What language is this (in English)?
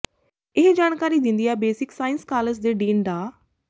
Punjabi